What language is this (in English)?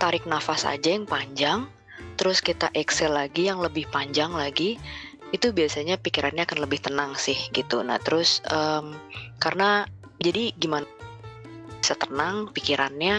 Indonesian